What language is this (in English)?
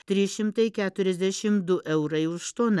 Lithuanian